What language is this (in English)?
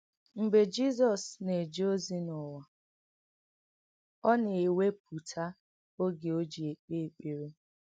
Igbo